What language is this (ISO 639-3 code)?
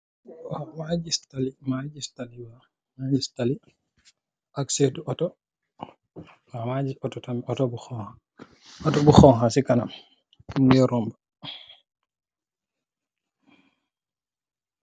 wol